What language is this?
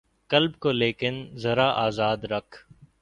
Urdu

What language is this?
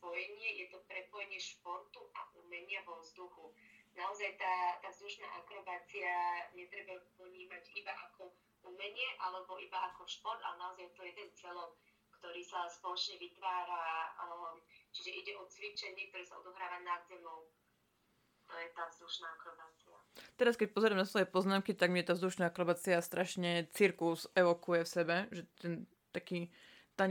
Slovak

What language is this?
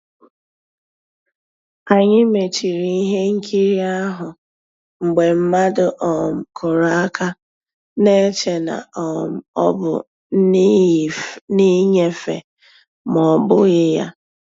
Igbo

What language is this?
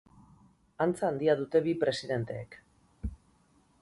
Basque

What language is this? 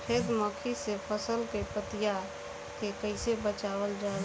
Bhojpuri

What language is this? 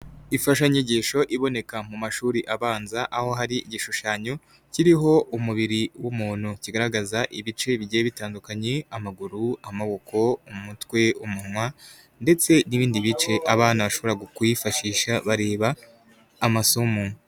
Kinyarwanda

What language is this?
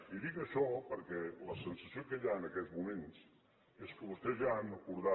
Catalan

